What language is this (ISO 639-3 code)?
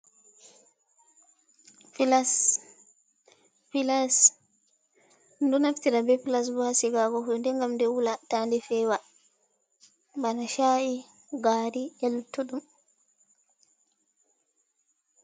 ful